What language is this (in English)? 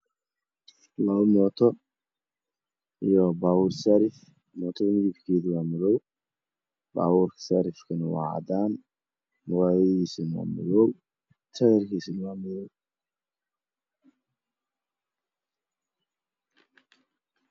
Somali